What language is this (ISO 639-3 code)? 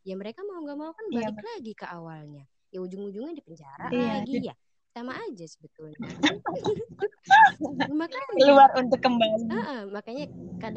ind